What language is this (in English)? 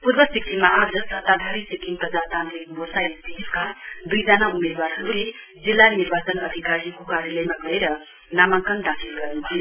Nepali